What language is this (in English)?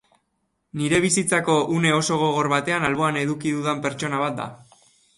Basque